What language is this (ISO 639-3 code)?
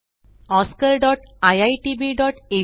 mar